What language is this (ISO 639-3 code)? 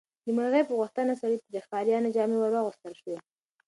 pus